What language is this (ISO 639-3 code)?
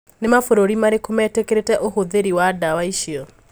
kik